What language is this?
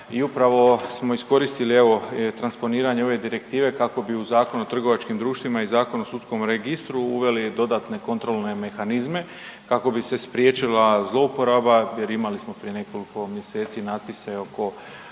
Croatian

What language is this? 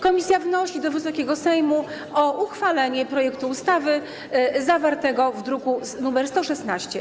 Polish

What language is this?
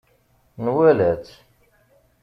Kabyle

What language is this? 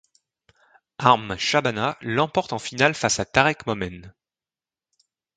French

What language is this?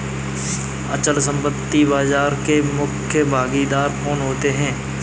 Hindi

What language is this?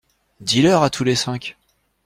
French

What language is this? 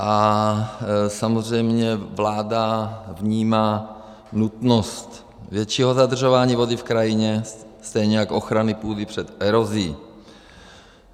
Czech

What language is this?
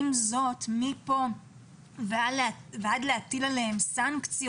Hebrew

